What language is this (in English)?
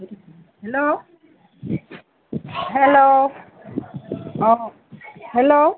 Assamese